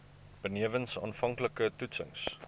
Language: Afrikaans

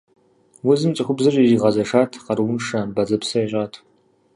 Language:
Kabardian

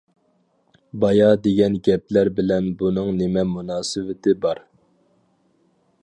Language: Uyghur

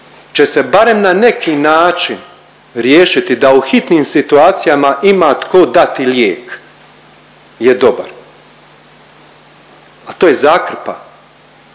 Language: Croatian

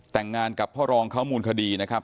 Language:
Thai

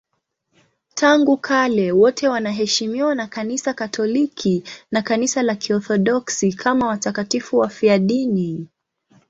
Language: Swahili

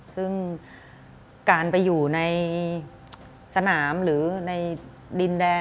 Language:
Thai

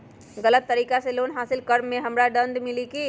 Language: Magahi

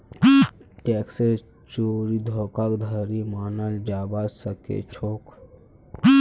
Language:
Magahi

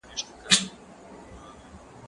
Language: Pashto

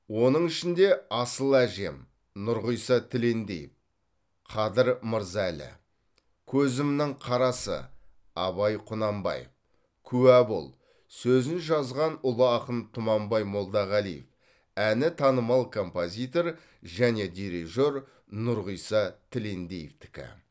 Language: Kazakh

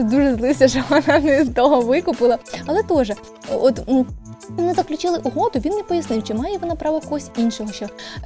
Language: Ukrainian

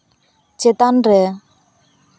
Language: Santali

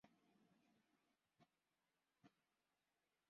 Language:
Swahili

